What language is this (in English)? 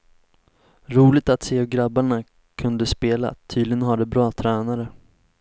Swedish